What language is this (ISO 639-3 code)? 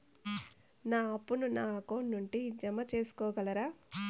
tel